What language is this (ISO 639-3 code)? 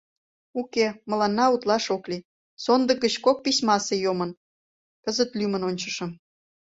chm